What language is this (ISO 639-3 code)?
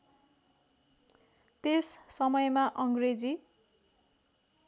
nep